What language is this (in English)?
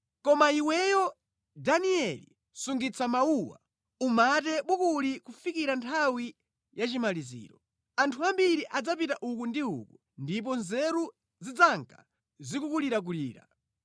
Nyanja